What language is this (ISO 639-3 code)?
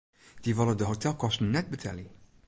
fry